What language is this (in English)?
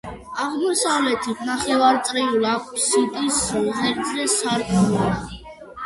Georgian